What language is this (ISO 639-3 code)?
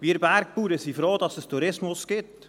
gsw